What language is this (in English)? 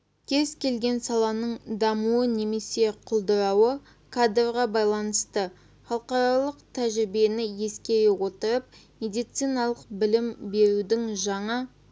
Kazakh